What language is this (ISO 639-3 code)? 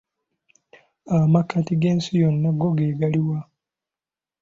lug